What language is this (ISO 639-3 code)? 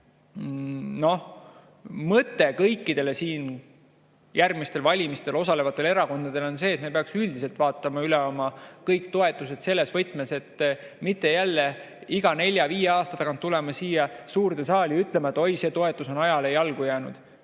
est